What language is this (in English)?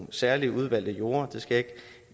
Danish